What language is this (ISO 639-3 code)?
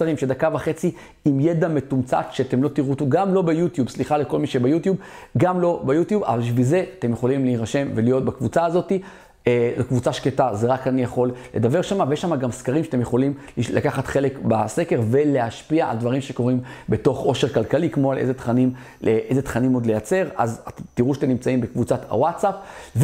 heb